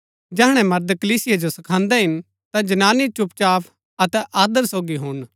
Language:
Gaddi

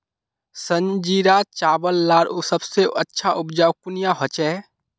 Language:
Magahi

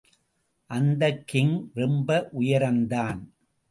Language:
Tamil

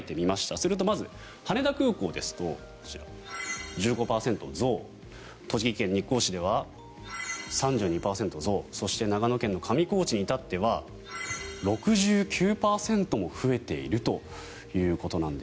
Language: Japanese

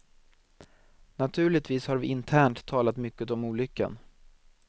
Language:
Swedish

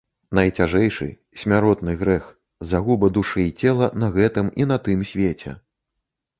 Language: Belarusian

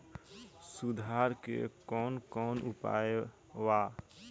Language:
Bhojpuri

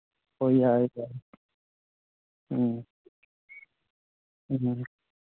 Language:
Manipuri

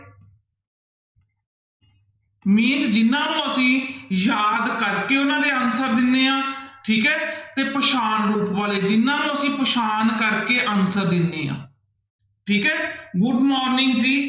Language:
Punjabi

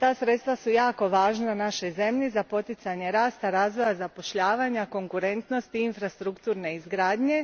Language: Croatian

